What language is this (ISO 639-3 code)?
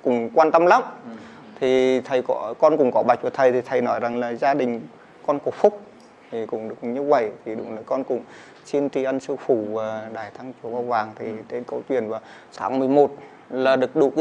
vie